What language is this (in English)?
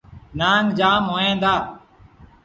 Sindhi Bhil